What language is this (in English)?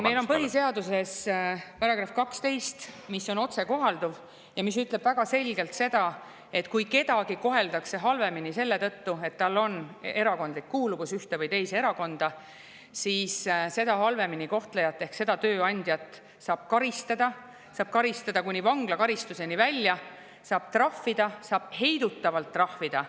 Estonian